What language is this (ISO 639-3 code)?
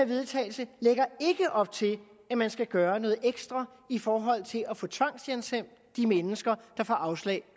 dan